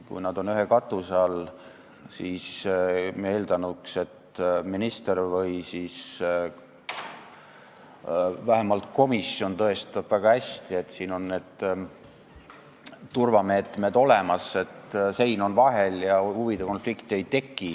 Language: Estonian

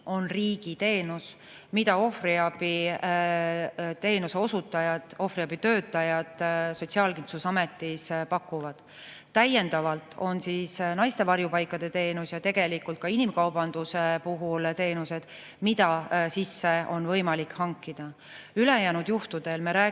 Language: Estonian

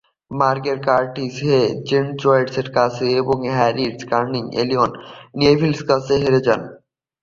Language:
Bangla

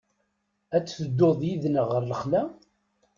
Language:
Kabyle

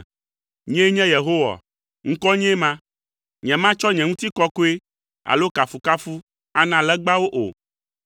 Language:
Ewe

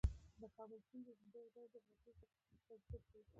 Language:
Pashto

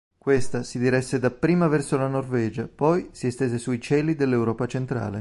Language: Italian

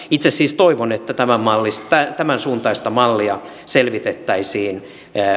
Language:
Finnish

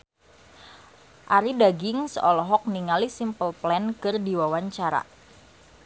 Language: Sundanese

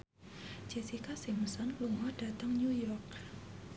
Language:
Javanese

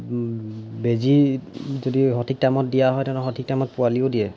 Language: Assamese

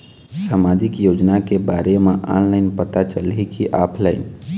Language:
Chhattisgarhi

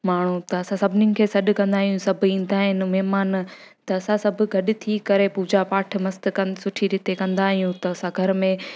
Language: Sindhi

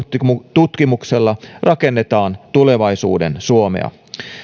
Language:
Finnish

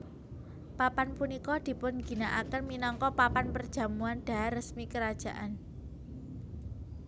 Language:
Javanese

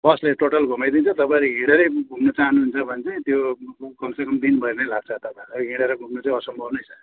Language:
Nepali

